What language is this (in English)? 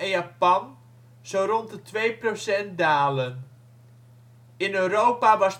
Dutch